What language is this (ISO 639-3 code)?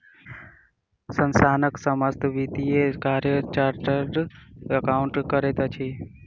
mai